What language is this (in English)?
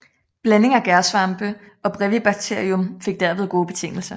Danish